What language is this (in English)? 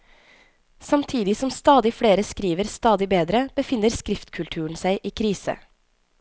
Norwegian